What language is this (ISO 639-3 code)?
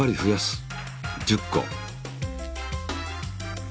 jpn